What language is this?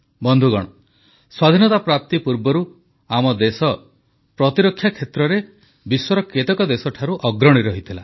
Odia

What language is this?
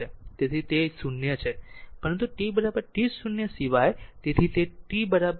Gujarati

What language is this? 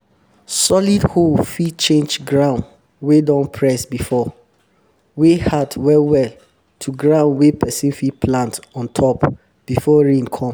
Nigerian Pidgin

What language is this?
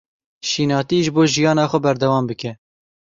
Kurdish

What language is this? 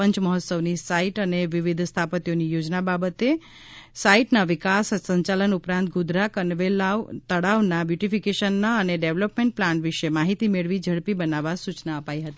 Gujarati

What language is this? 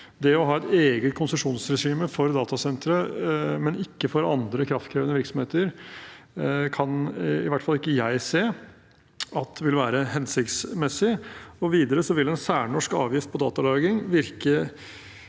Norwegian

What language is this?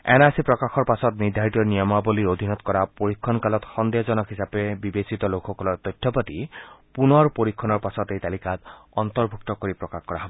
Assamese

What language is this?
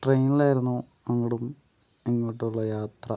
Malayalam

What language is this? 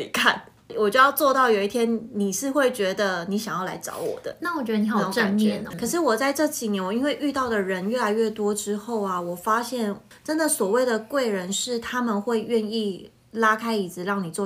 Chinese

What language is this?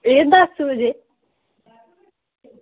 Dogri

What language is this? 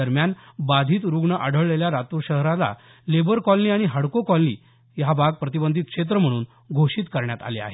Marathi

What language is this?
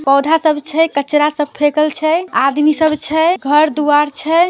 Magahi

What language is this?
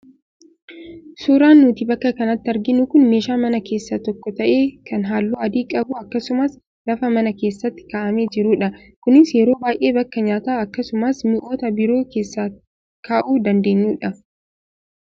Oromo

